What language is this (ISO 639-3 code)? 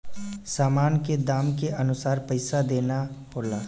bho